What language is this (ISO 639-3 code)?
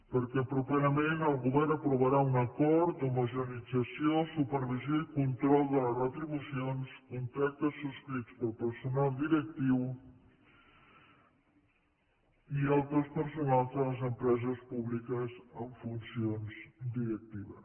cat